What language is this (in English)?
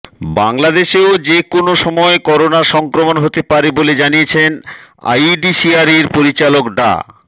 Bangla